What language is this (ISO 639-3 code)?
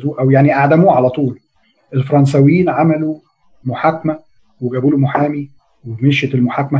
ara